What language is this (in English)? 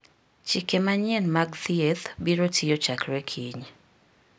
Luo (Kenya and Tanzania)